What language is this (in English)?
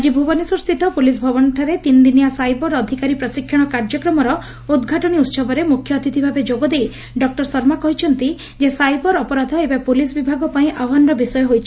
Odia